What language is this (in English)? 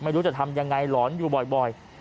Thai